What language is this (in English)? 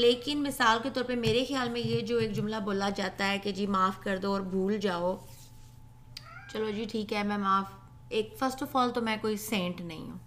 Urdu